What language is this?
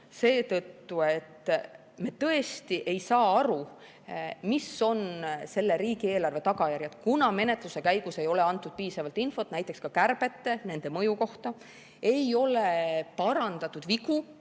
Estonian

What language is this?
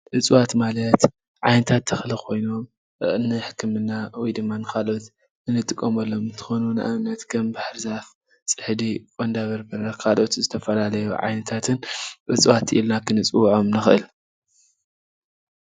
Tigrinya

